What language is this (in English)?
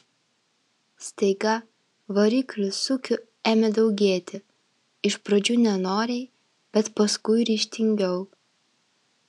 Lithuanian